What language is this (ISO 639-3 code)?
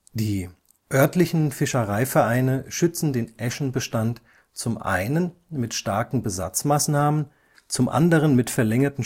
deu